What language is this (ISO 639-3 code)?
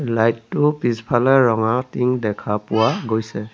asm